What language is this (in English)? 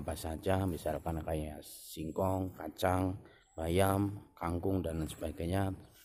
Indonesian